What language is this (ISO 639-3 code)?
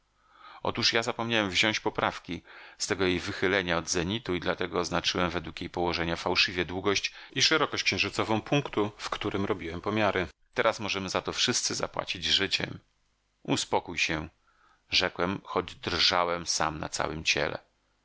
pol